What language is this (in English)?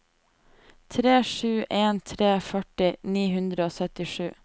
Norwegian